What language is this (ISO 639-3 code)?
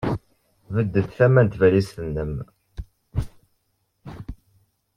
kab